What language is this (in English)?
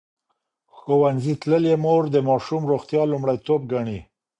Pashto